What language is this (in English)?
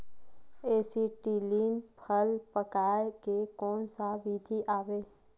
Chhattisgarhi